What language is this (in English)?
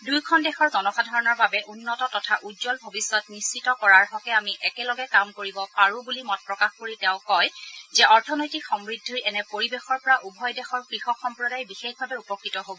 Assamese